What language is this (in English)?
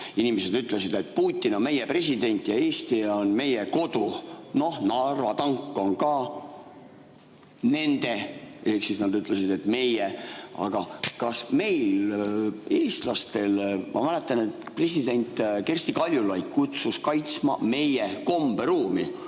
Estonian